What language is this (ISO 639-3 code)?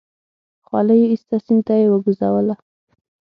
pus